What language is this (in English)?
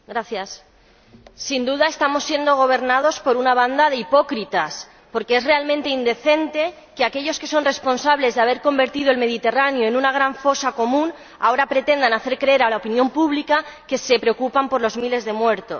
Spanish